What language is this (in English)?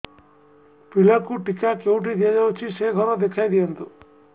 Odia